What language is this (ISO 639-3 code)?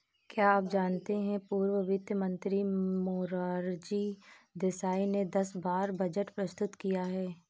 hin